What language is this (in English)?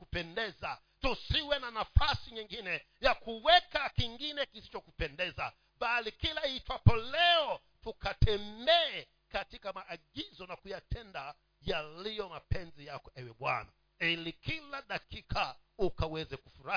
Swahili